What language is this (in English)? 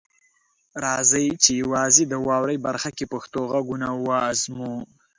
Pashto